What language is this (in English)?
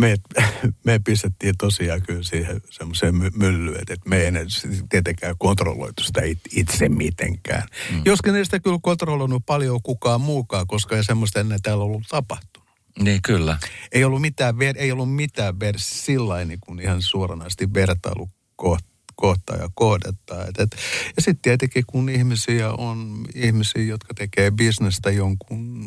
Finnish